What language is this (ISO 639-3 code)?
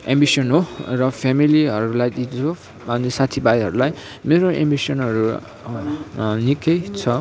nep